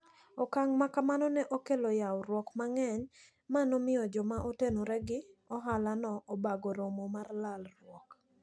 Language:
Luo (Kenya and Tanzania)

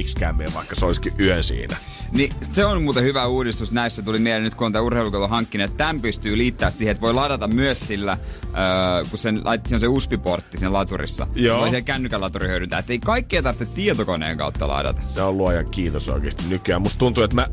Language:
Finnish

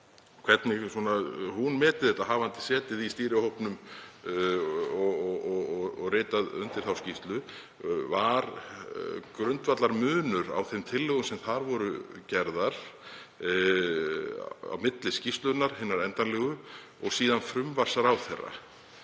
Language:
Icelandic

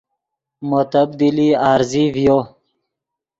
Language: Yidgha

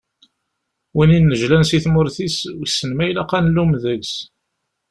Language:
Kabyle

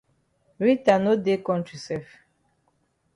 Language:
Cameroon Pidgin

